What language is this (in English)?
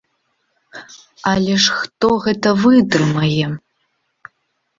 Belarusian